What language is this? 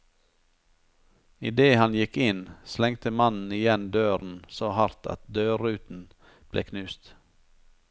Norwegian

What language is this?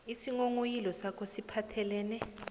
South Ndebele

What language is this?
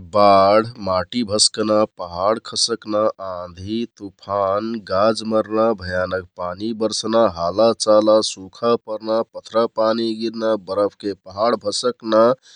Kathoriya Tharu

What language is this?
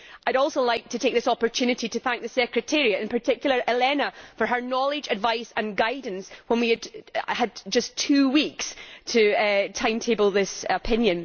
English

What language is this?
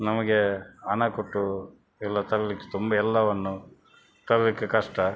Kannada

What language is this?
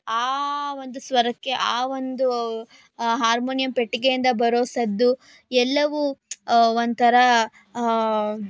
Kannada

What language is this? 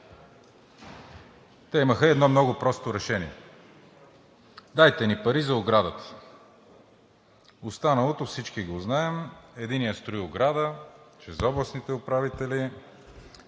Bulgarian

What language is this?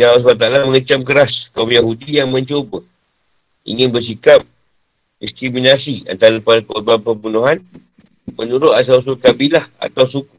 Malay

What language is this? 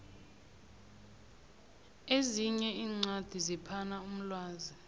South Ndebele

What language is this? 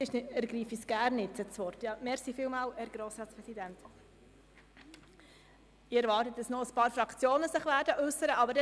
Swiss German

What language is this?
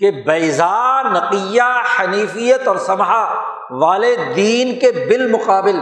Urdu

